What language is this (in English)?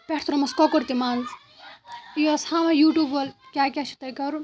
Kashmiri